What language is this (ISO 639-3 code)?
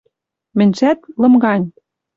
mrj